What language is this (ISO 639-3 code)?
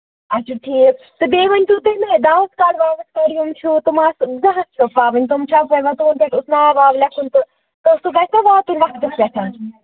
kas